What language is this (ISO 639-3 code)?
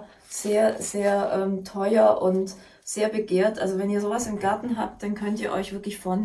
deu